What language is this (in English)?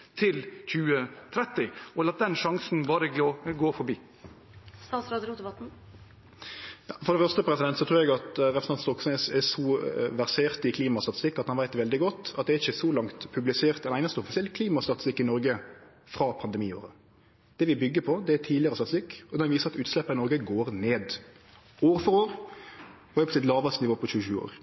Norwegian